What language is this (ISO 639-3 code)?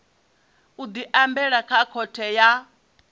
ven